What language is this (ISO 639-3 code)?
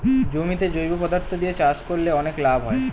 ben